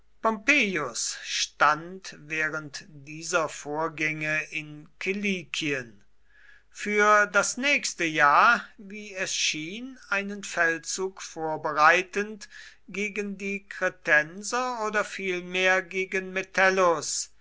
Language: German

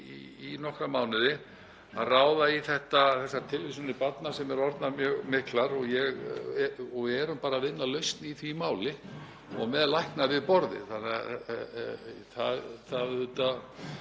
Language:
Icelandic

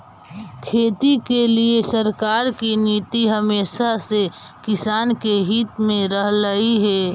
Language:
Magahi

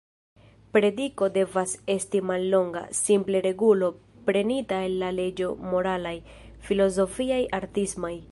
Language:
Esperanto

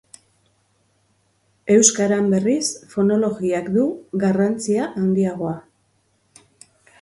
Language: Basque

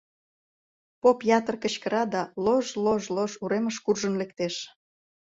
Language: Mari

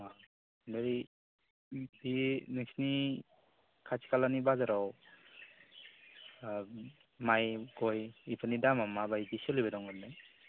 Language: Bodo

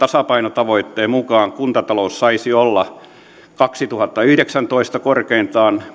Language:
Finnish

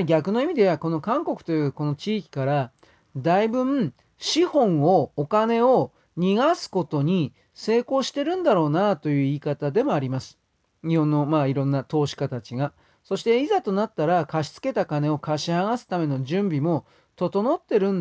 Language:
Japanese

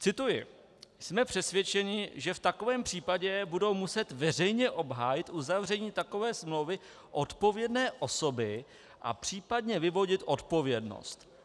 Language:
Czech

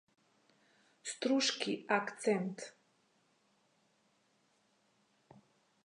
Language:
Macedonian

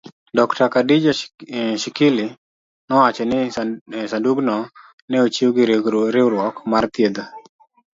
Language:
Luo (Kenya and Tanzania)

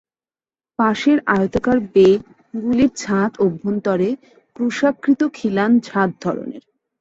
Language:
Bangla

